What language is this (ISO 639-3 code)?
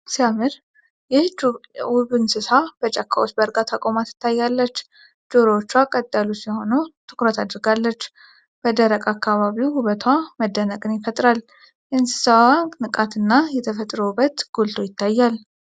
amh